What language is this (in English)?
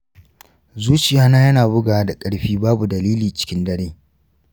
Hausa